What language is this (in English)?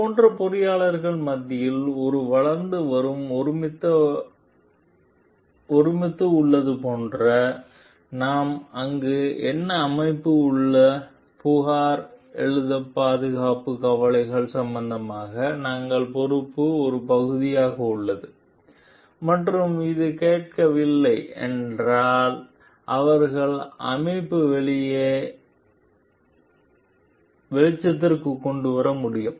Tamil